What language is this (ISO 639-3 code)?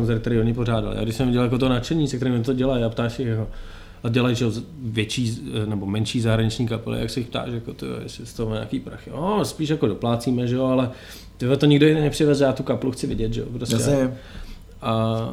ces